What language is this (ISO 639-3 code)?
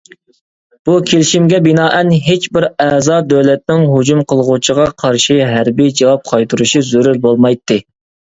uig